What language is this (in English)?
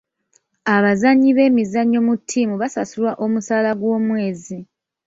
Ganda